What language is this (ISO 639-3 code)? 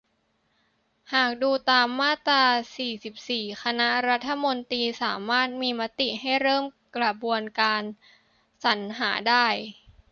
tha